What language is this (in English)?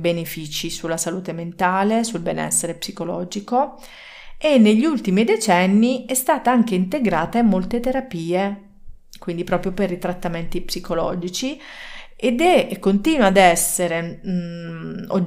Italian